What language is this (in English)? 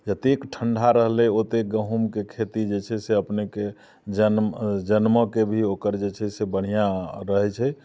Maithili